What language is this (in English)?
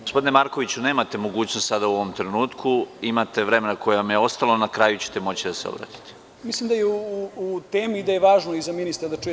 Serbian